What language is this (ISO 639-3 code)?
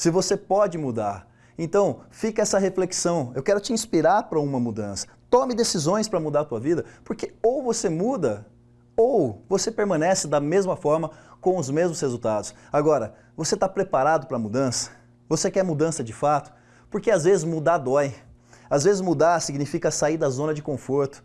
por